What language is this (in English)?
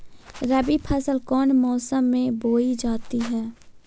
Magahi